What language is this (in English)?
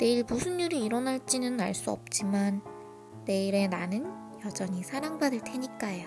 Korean